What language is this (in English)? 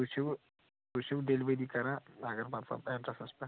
Kashmiri